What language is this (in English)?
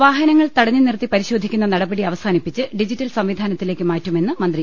Malayalam